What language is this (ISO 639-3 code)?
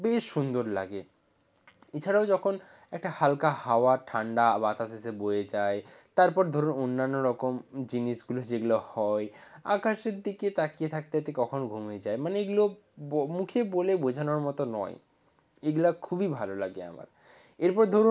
ben